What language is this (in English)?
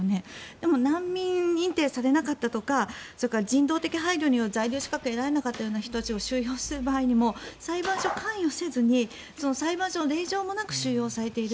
Japanese